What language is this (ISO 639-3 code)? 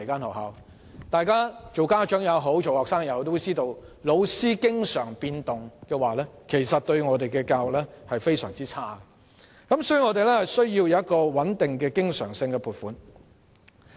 yue